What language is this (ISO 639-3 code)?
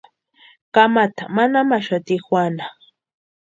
pua